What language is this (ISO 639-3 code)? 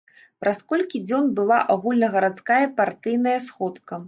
bel